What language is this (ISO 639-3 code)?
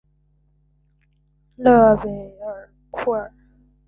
zho